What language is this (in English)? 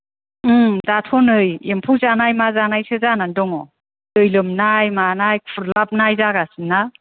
Bodo